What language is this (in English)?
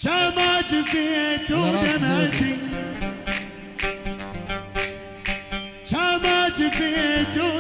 Arabic